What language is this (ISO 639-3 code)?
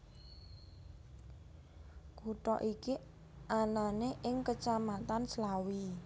jav